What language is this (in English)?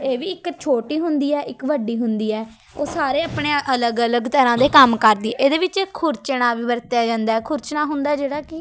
Punjabi